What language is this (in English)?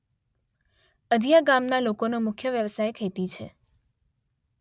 Gujarati